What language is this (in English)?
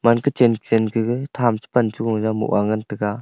Wancho Naga